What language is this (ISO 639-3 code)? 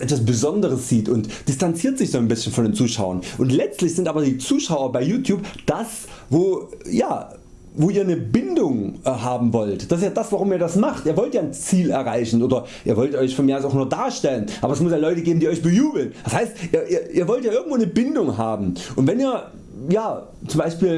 deu